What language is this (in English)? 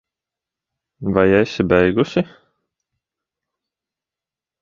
Latvian